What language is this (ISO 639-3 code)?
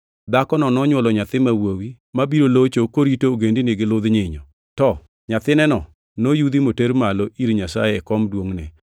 luo